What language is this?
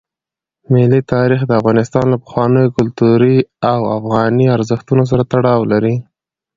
Pashto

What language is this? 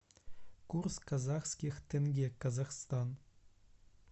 Russian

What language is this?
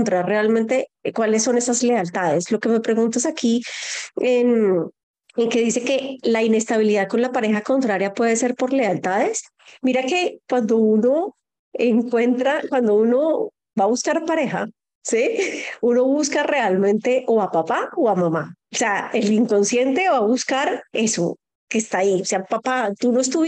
Spanish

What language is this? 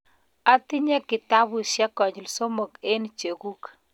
Kalenjin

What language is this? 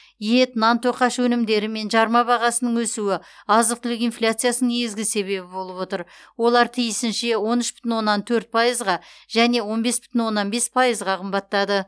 Kazakh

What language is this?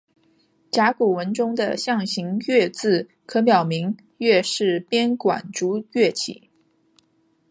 Chinese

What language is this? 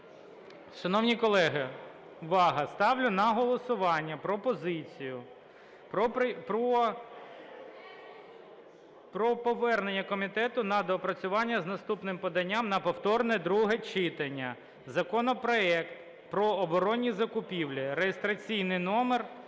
Ukrainian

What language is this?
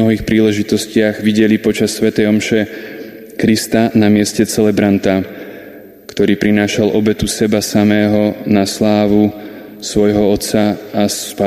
Slovak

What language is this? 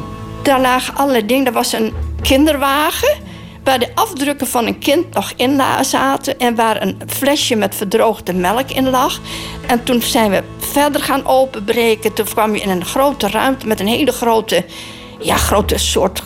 Dutch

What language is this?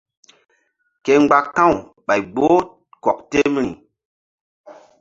Mbum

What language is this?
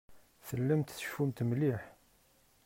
Kabyle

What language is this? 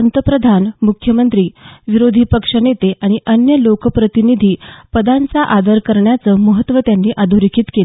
Marathi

